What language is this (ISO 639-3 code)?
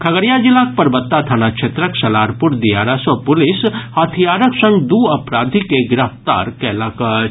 mai